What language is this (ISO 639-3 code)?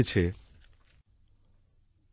ben